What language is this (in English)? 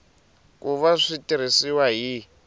Tsonga